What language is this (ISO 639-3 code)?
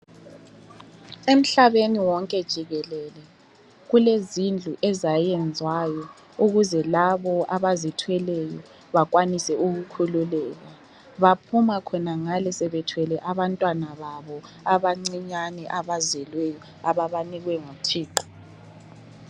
nde